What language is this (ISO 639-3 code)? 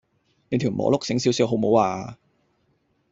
yue